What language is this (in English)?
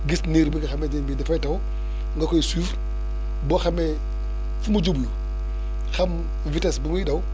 Wolof